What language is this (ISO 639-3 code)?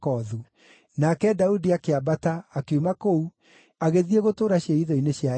kik